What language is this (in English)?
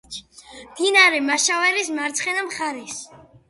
Georgian